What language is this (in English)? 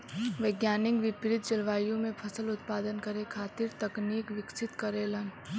Bhojpuri